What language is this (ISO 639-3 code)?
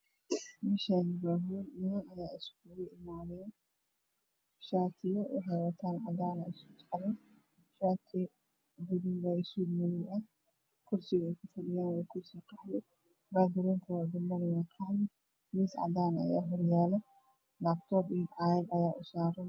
som